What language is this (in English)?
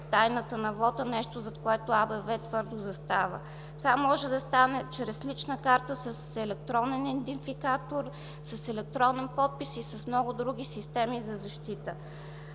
Bulgarian